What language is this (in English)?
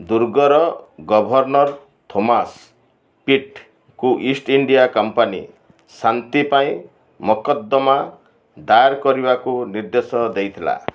Odia